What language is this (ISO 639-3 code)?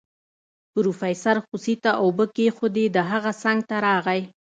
pus